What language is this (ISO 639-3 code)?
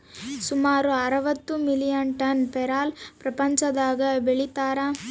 kan